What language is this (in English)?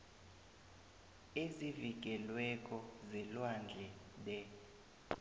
South Ndebele